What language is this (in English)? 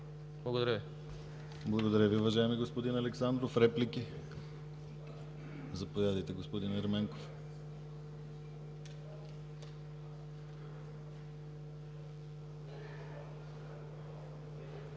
Bulgarian